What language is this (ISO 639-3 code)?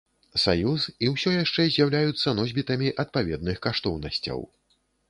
bel